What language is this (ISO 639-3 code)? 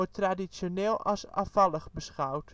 nld